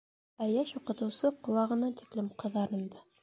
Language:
Bashkir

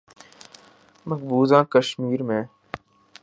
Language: Urdu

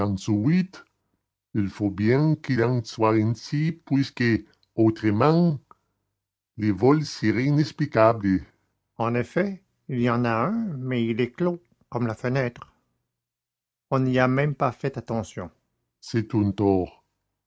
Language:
French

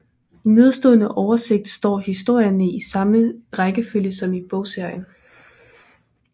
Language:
Danish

